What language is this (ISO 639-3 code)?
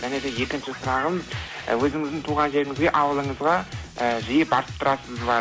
kaz